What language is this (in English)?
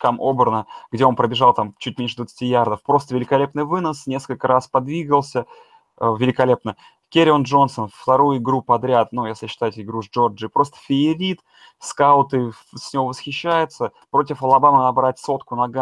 Russian